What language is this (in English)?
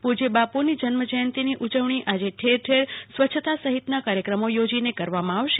Gujarati